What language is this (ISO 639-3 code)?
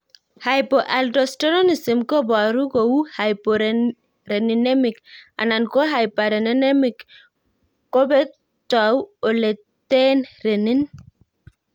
kln